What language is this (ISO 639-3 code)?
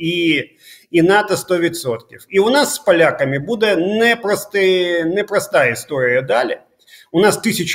ukr